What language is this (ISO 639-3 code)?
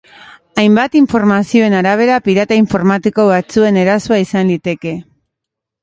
eus